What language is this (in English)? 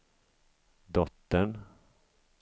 Swedish